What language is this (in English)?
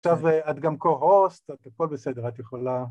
Hebrew